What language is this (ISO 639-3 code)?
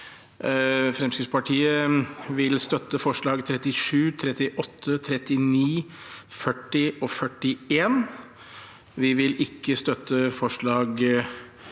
nor